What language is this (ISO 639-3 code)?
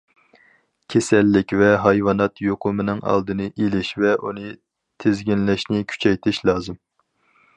uig